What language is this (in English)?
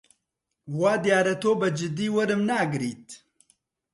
Central Kurdish